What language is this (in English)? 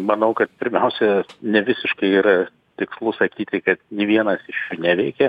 Lithuanian